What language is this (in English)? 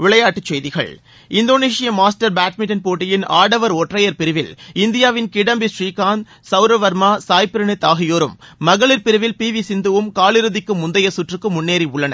Tamil